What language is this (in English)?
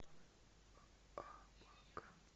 Russian